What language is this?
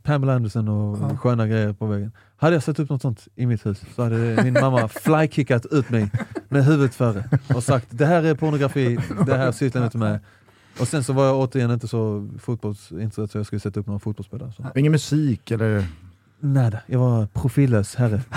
Swedish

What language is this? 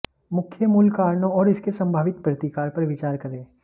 Hindi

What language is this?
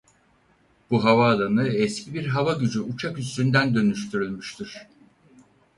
Turkish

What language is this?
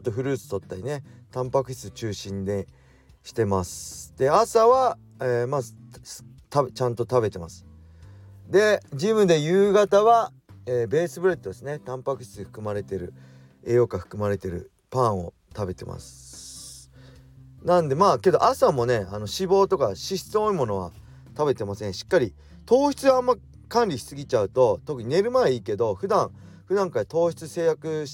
Japanese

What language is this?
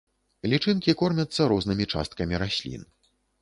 Belarusian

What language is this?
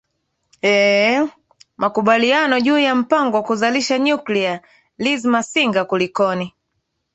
Swahili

